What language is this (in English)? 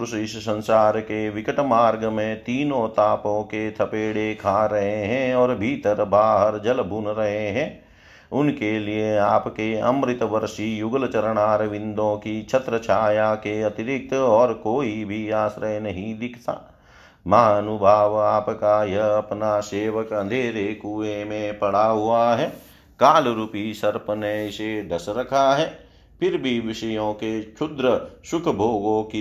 Hindi